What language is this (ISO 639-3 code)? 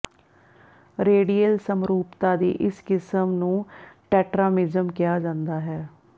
pan